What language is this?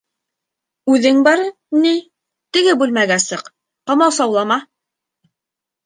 Bashkir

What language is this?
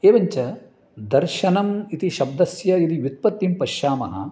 Sanskrit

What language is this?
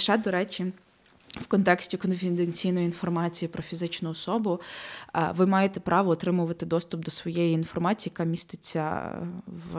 Ukrainian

